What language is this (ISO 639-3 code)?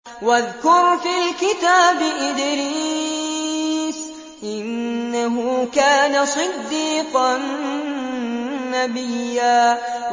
ara